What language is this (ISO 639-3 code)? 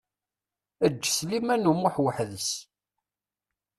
kab